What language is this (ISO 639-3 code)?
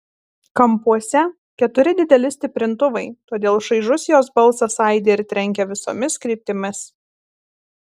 lit